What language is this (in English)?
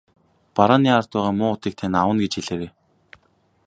Mongolian